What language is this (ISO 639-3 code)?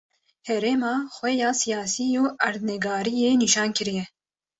kur